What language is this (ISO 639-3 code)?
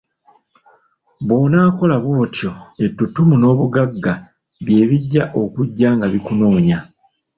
lug